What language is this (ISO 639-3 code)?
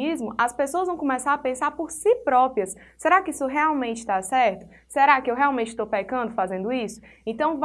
por